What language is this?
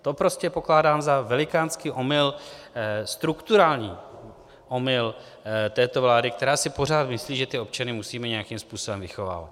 Czech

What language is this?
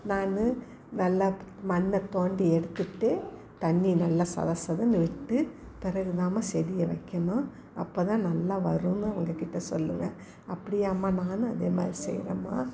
Tamil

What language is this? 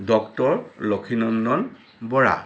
Assamese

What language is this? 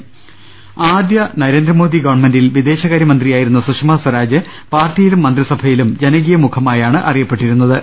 Malayalam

